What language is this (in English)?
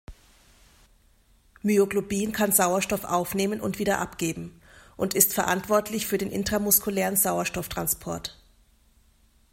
German